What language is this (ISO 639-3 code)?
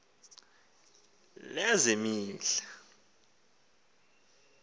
xho